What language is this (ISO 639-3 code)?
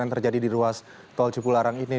ind